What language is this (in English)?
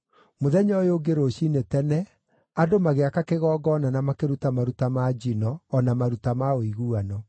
Kikuyu